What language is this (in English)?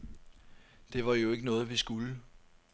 Danish